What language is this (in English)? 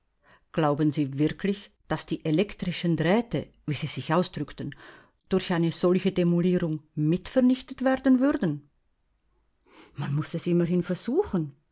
German